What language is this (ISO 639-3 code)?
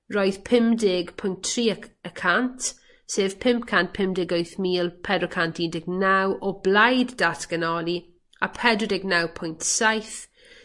cym